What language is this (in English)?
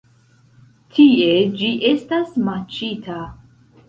Esperanto